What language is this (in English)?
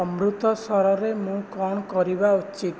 Odia